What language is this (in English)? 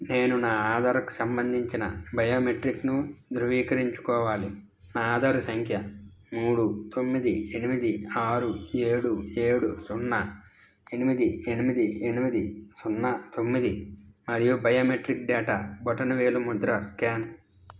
Telugu